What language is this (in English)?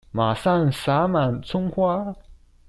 Chinese